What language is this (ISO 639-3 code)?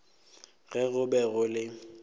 nso